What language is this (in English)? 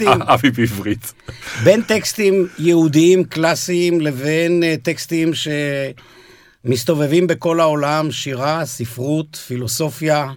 Hebrew